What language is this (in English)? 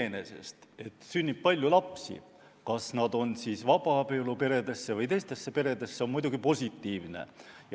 Estonian